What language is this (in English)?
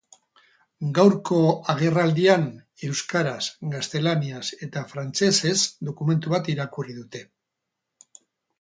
Basque